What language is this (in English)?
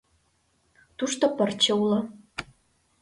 Mari